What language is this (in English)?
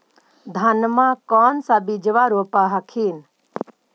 Magahi